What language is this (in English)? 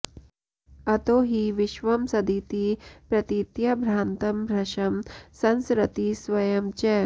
Sanskrit